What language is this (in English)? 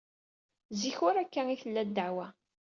Kabyle